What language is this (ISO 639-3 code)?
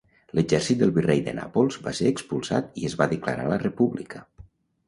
cat